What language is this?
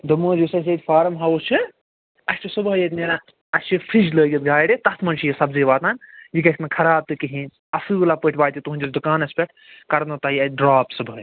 Kashmiri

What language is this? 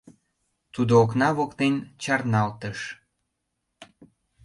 Mari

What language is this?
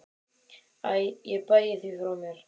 Icelandic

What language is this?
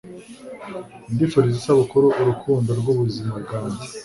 Kinyarwanda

